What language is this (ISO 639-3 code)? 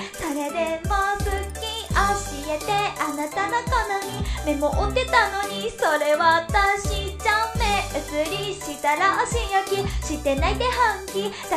jpn